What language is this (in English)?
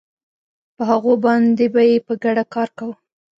Pashto